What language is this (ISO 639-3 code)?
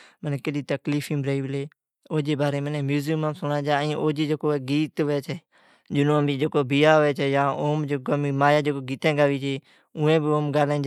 odk